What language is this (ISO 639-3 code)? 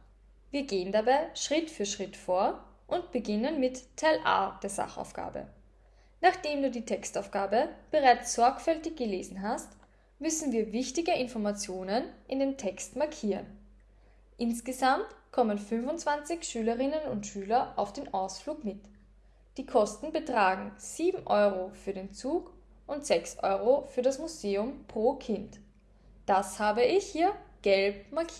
deu